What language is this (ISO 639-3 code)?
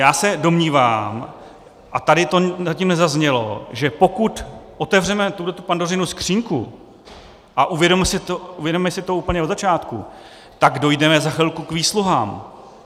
ces